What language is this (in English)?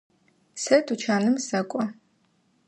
Adyghe